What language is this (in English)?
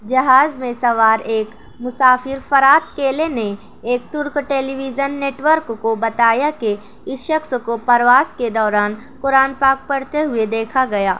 Urdu